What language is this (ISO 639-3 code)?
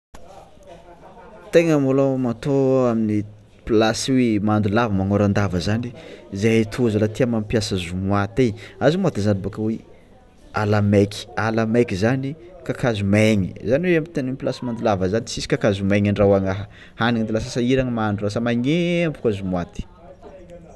xmw